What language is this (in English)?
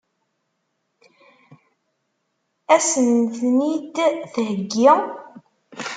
Kabyle